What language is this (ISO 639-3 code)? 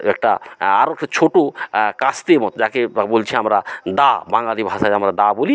ben